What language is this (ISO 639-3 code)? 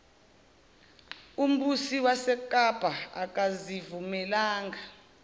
zul